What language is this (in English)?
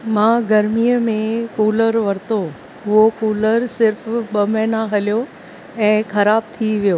Sindhi